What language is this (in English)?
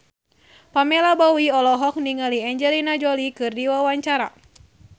Sundanese